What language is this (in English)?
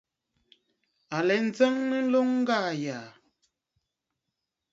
Bafut